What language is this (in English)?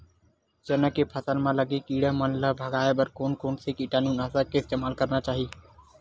Chhattisgarhi